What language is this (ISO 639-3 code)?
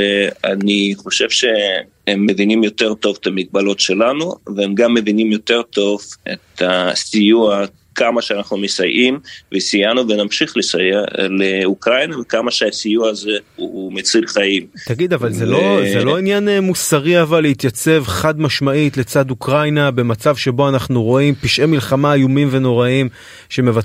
heb